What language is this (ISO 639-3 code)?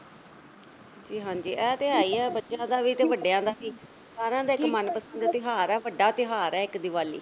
pan